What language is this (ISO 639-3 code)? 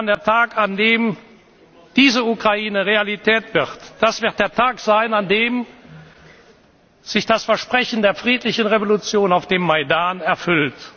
deu